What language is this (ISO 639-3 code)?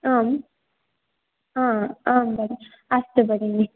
san